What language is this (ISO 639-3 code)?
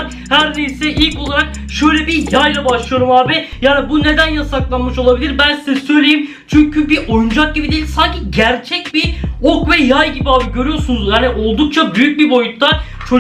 tur